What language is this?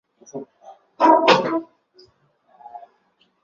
Chinese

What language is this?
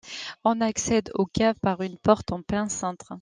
French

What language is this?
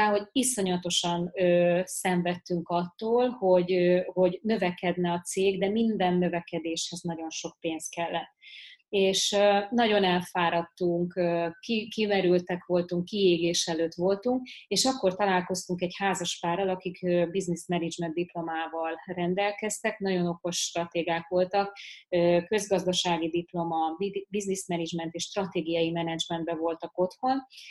Hungarian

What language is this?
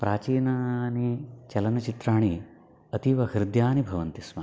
Sanskrit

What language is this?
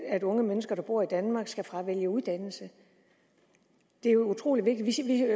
Danish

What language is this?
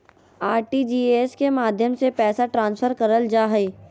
Magahi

